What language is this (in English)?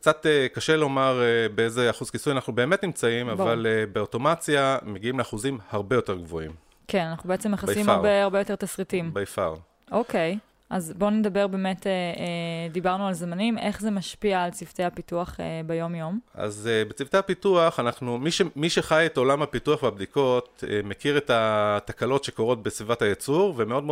Hebrew